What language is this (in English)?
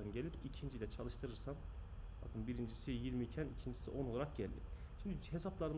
Turkish